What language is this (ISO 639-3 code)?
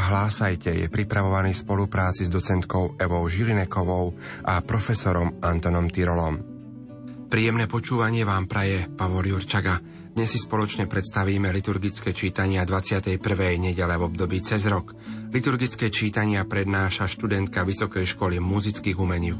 slk